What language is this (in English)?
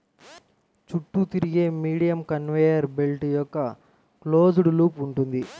Telugu